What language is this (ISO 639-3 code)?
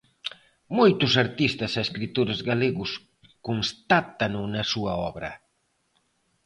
glg